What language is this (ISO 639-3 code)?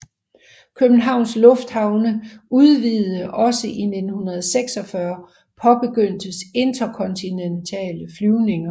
dan